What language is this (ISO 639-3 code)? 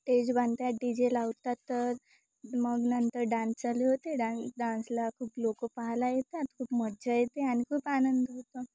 mar